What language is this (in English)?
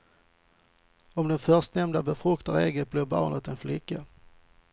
Swedish